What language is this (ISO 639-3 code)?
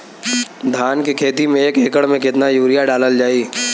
bho